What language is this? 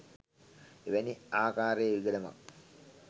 Sinhala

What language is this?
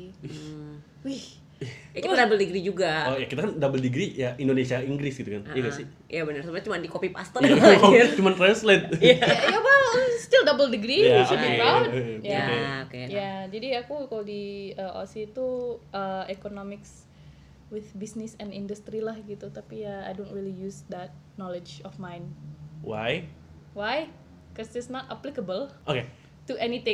Indonesian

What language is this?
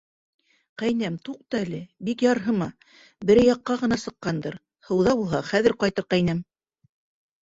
Bashkir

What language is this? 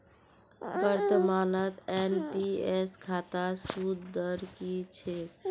Magahi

